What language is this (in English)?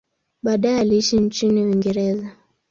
Swahili